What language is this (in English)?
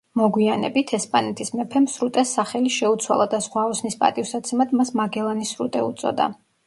Georgian